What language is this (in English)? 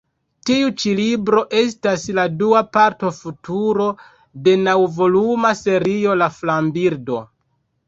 Esperanto